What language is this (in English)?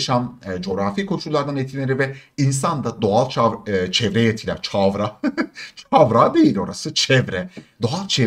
Turkish